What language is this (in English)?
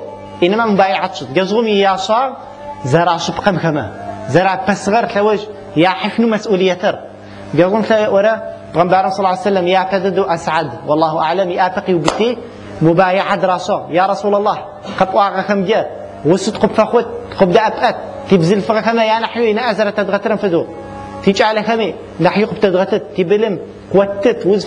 Arabic